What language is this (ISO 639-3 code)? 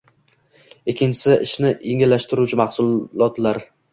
uzb